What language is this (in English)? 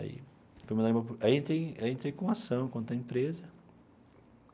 Portuguese